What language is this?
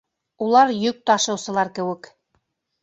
Bashkir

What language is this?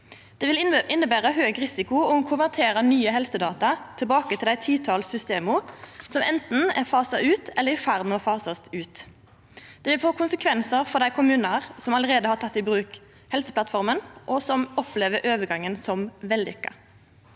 Norwegian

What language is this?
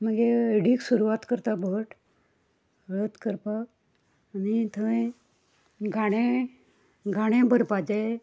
Konkani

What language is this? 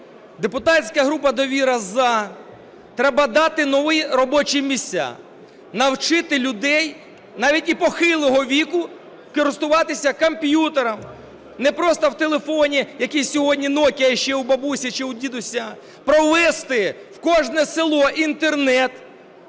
Ukrainian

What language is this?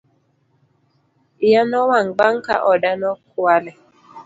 Luo (Kenya and Tanzania)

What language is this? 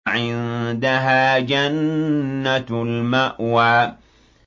Arabic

